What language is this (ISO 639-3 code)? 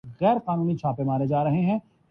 urd